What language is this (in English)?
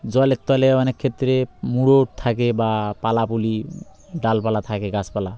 Bangla